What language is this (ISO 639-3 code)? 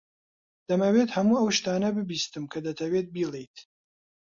ckb